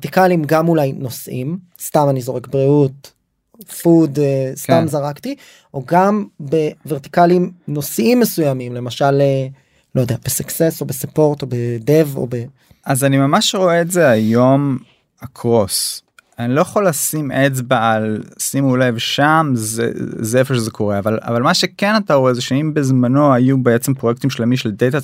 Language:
Hebrew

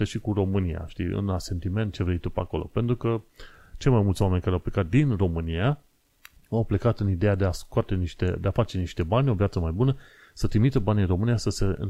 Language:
Romanian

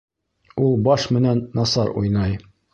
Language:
Bashkir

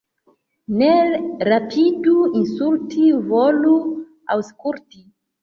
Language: Esperanto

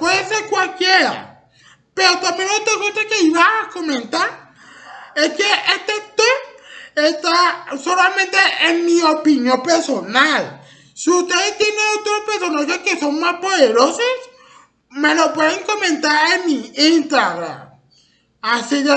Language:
Spanish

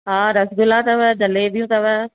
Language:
Sindhi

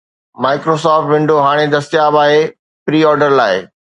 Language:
Sindhi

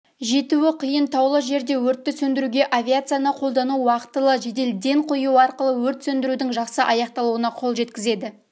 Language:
Kazakh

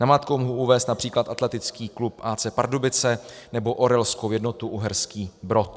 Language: Czech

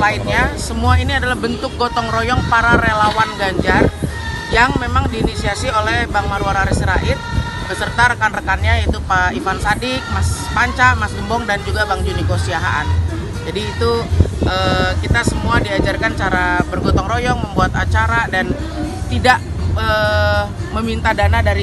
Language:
Indonesian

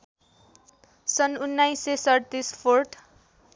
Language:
Nepali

